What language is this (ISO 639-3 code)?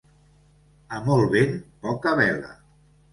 cat